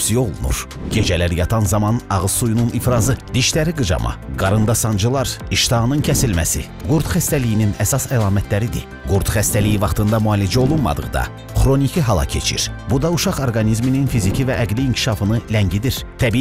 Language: Turkish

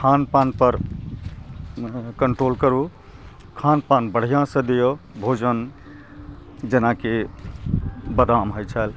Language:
Maithili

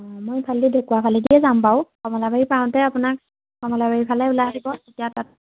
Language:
Assamese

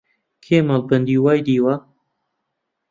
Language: Central Kurdish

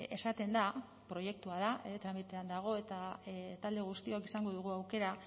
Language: Basque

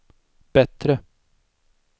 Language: Swedish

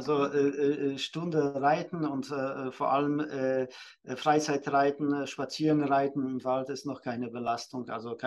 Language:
German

